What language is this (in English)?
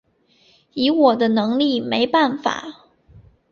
Chinese